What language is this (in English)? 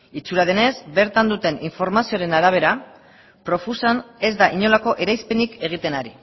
Basque